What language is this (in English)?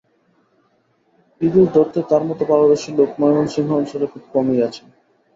Bangla